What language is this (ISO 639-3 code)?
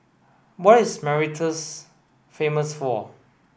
eng